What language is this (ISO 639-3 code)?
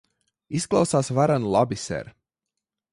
lav